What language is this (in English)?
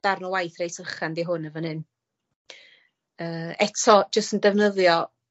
Welsh